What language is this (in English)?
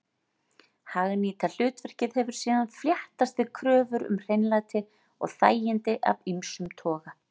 Icelandic